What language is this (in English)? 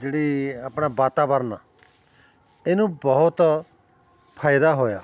Punjabi